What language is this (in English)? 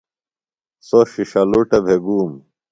Phalura